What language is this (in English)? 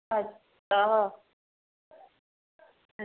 Dogri